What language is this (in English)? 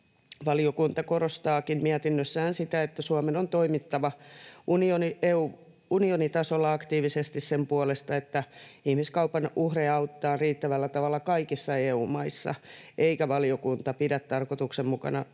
Finnish